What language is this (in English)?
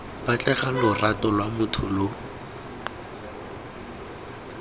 Tswana